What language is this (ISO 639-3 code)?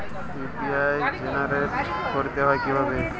ben